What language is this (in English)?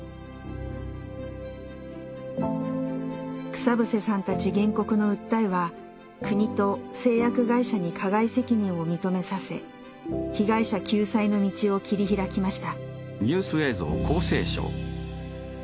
Japanese